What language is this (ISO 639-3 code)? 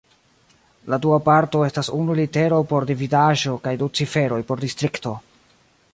epo